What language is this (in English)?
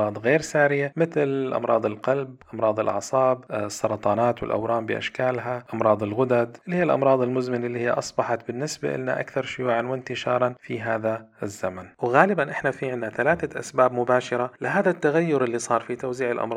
Arabic